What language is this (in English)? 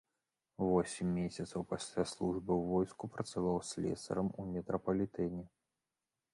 Belarusian